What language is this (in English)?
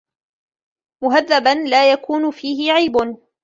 Arabic